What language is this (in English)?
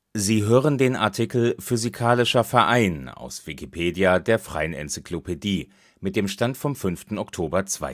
German